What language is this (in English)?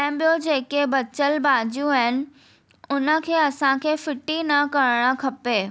Sindhi